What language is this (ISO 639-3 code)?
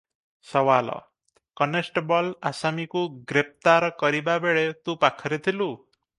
ori